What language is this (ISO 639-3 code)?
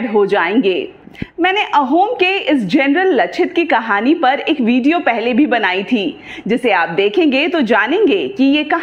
hin